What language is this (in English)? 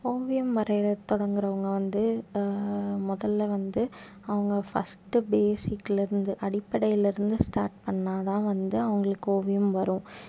Tamil